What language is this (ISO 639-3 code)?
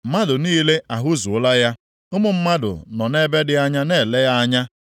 ibo